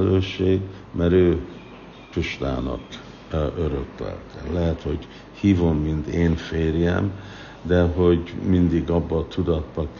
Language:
Hungarian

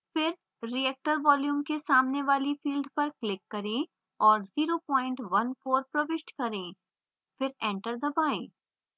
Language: Hindi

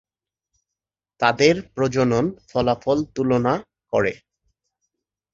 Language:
Bangla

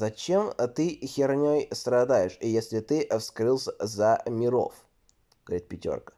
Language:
Russian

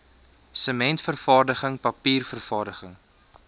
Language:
Afrikaans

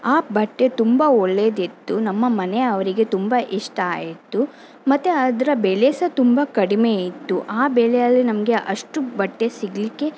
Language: Kannada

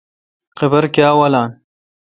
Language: Kalkoti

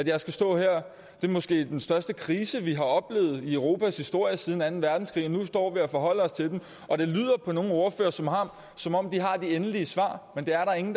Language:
Danish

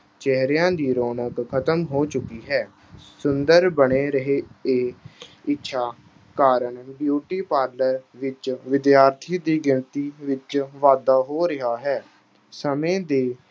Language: Punjabi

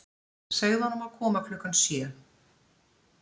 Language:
Icelandic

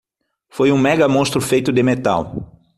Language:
Portuguese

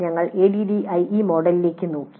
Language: Malayalam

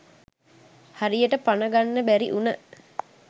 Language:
Sinhala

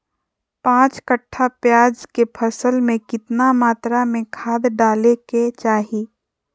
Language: Magahi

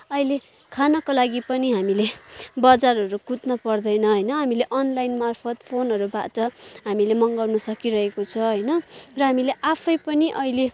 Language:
Nepali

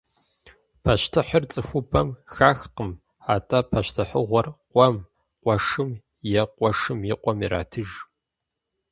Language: Kabardian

